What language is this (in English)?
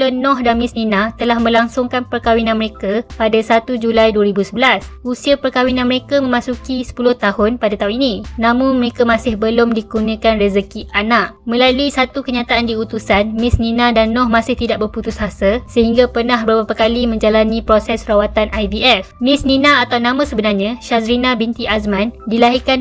Malay